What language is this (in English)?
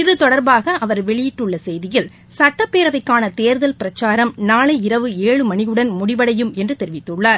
Tamil